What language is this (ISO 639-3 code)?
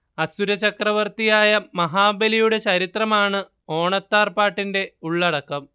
mal